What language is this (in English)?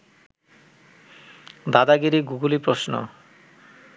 Bangla